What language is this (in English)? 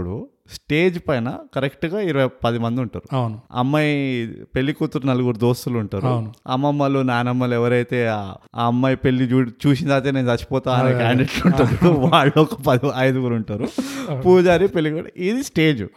Telugu